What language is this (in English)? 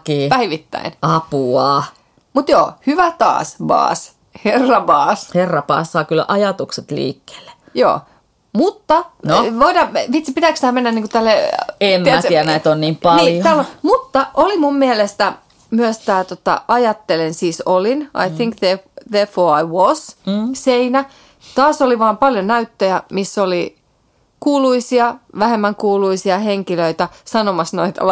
Finnish